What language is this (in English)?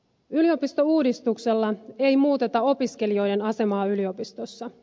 Finnish